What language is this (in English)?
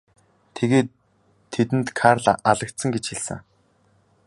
Mongolian